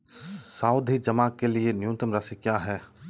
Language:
Hindi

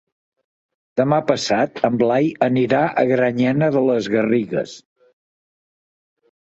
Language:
Catalan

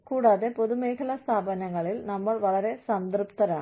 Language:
Malayalam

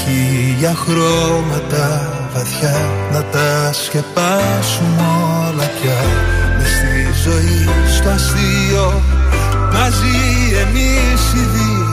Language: Greek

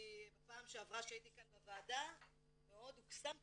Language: Hebrew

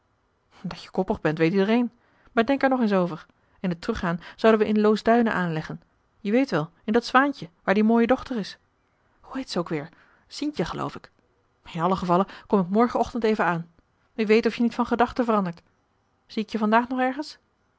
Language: Dutch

